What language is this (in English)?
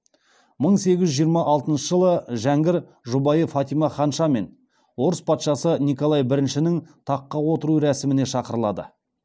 Kazakh